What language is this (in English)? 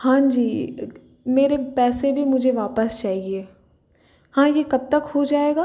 Hindi